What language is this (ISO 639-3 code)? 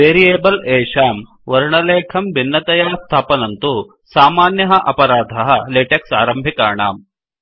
san